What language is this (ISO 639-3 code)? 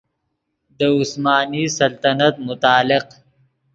ydg